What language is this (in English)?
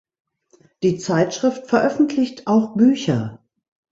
German